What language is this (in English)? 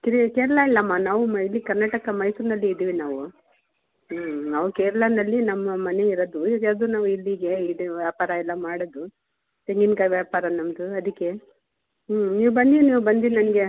Kannada